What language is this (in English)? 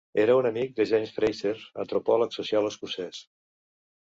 Catalan